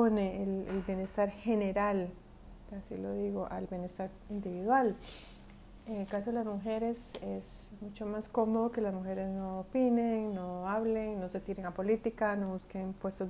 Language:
Spanish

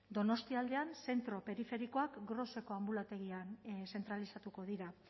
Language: Basque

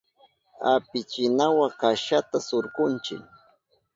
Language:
Southern Pastaza Quechua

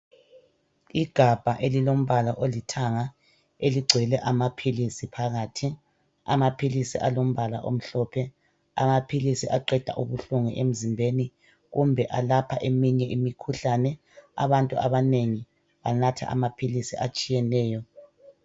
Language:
North Ndebele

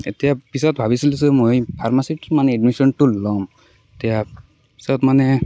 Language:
Assamese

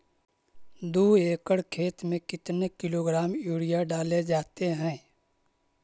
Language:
Magahi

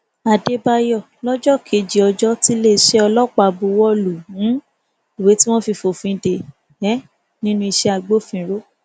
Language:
Yoruba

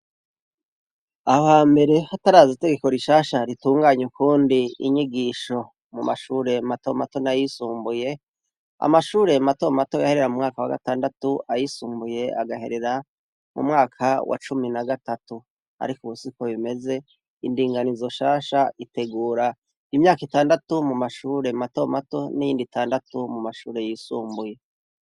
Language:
Rundi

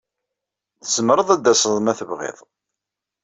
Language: Kabyle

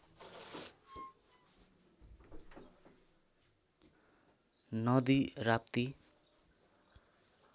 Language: Nepali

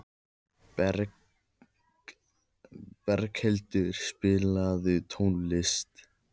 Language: Icelandic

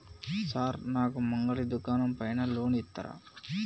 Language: Telugu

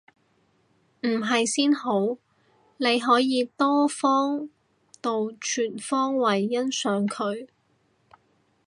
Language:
Cantonese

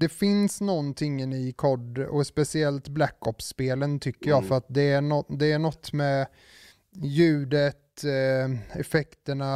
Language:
Swedish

